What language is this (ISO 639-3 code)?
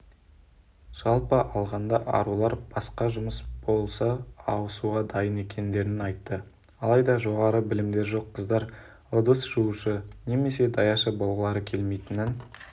kaz